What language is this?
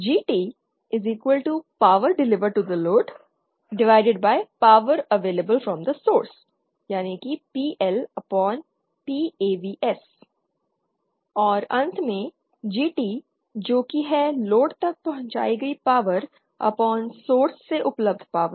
Hindi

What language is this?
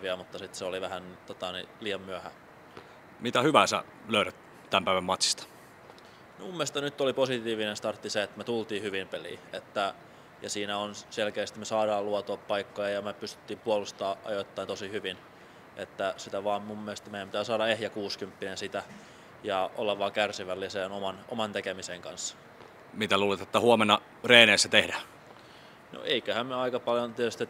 Finnish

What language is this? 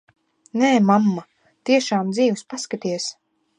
Latvian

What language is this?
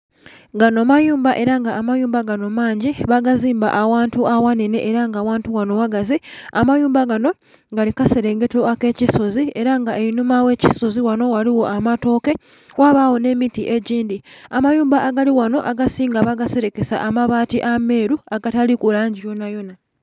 Soga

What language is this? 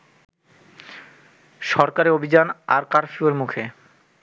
Bangla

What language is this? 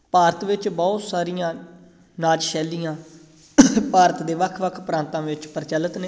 Punjabi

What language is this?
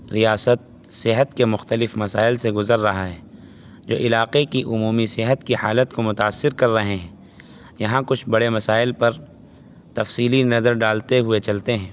Urdu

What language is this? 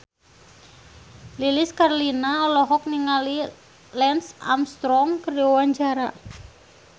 Sundanese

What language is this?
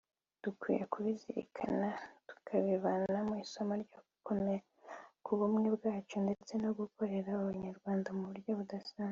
Kinyarwanda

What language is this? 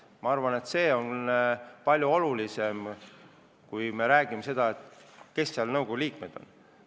Estonian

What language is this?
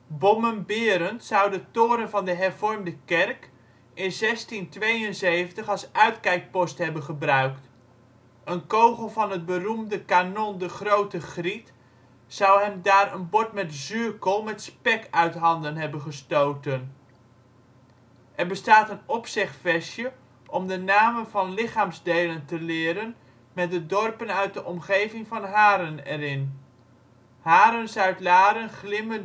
Dutch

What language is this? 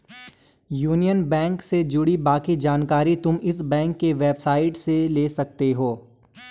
Hindi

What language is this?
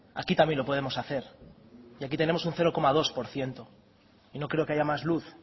Spanish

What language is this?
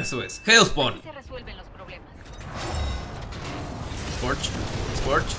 Spanish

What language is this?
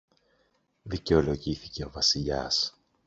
Greek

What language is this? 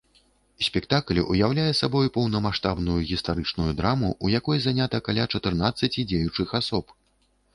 Belarusian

